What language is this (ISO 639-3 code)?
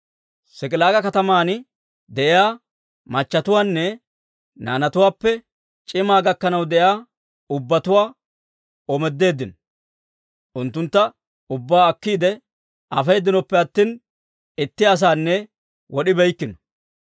dwr